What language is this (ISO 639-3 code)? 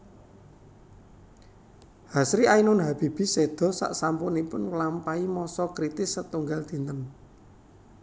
jav